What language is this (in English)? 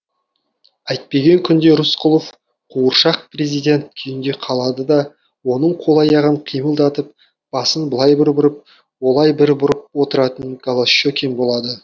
Kazakh